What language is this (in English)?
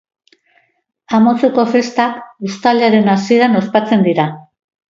Basque